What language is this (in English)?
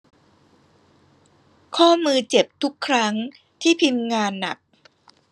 Thai